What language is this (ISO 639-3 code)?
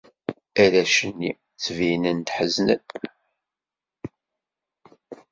kab